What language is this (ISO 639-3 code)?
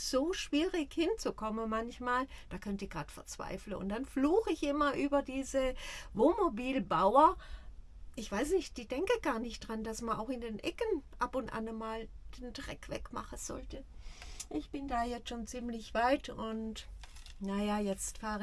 deu